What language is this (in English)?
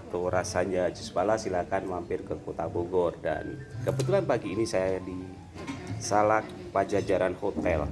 Indonesian